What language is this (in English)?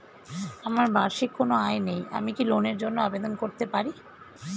Bangla